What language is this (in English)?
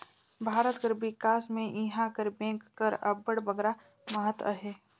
Chhattisgarhi